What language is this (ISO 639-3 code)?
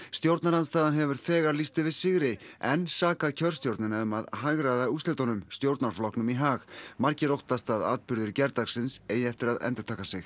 isl